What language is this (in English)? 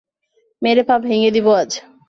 Bangla